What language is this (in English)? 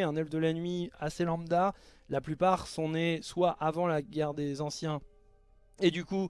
French